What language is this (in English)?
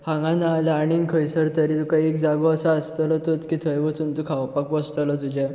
Konkani